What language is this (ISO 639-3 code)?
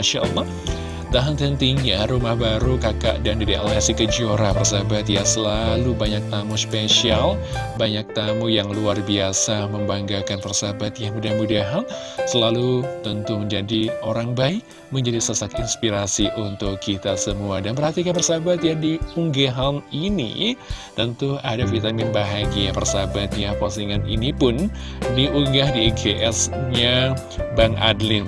ind